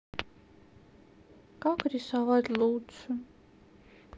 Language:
Russian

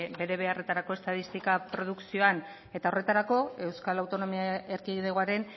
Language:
Basque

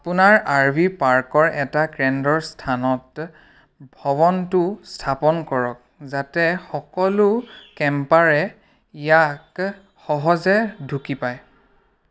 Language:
Assamese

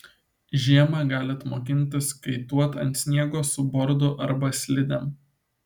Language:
Lithuanian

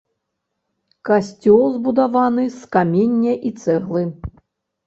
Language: Belarusian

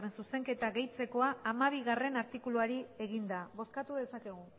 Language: Basque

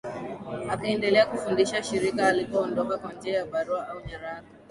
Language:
Swahili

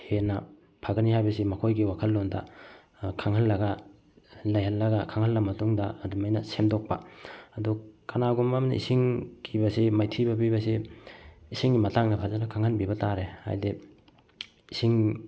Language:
Manipuri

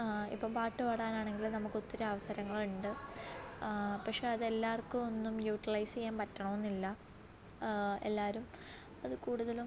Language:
Malayalam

